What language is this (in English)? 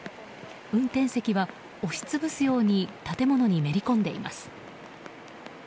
Japanese